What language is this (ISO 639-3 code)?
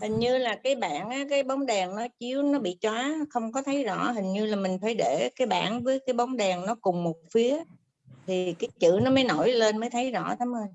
vie